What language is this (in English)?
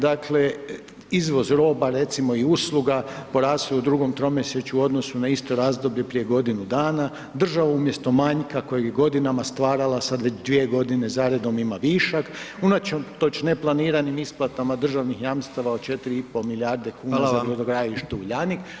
Croatian